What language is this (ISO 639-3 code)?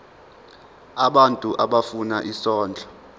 zul